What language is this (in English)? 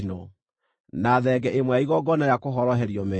Kikuyu